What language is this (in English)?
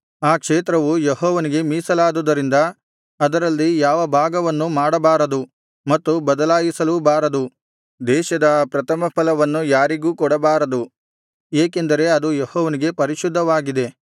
Kannada